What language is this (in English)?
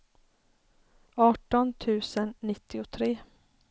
Swedish